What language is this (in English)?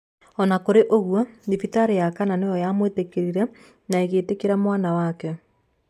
Kikuyu